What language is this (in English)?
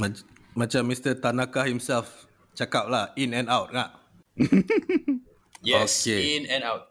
Malay